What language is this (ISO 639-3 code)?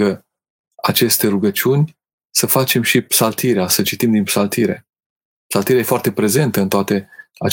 ron